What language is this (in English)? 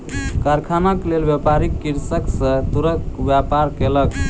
Maithili